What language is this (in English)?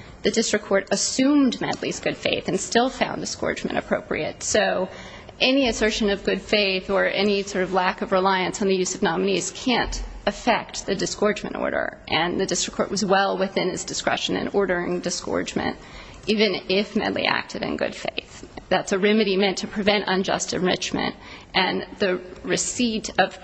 English